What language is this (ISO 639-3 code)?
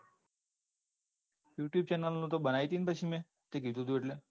guj